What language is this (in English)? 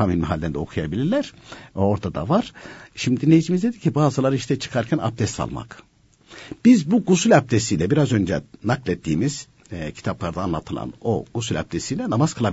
Turkish